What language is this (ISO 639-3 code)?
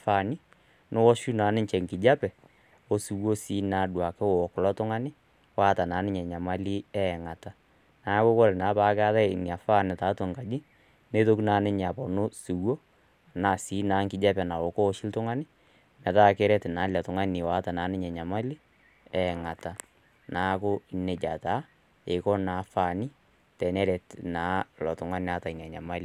mas